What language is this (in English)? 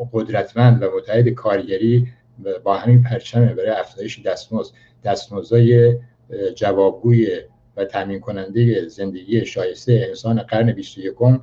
Persian